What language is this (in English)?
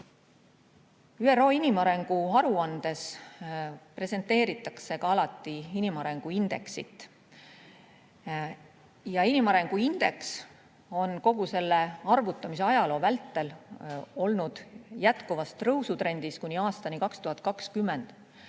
Estonian